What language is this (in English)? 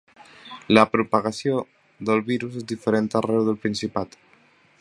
Catalan